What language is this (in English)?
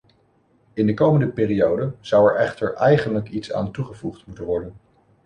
Dutch